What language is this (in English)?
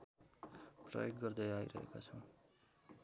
Nepali